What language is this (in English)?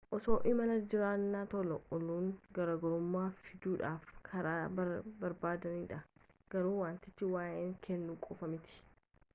Oromo